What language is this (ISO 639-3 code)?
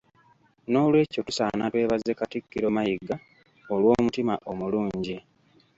lug